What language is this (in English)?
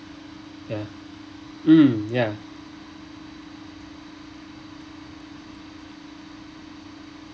English